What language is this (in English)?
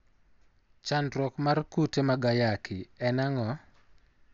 Luo (Kenya and Tanzania)